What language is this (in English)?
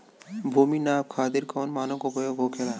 Bhojpuri